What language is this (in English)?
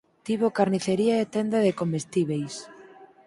Galician